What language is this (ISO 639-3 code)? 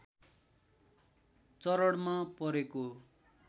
nep